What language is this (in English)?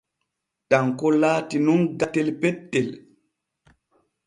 Borgu Fulfulde